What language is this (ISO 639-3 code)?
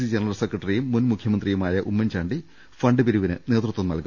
mal